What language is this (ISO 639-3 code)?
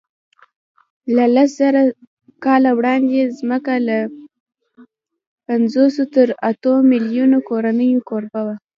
pus